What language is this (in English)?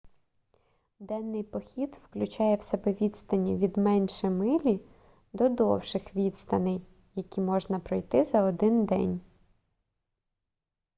Ukrainian